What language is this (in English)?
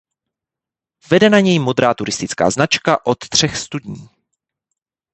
Czech